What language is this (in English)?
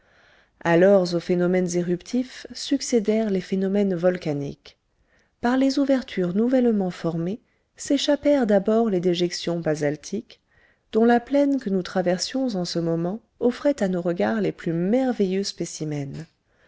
French